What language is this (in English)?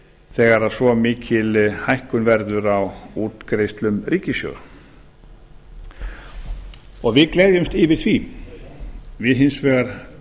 Icelandic